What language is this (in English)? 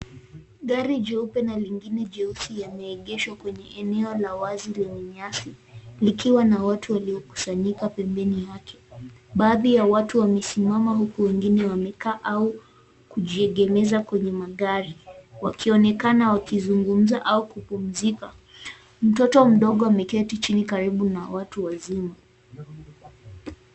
Swahili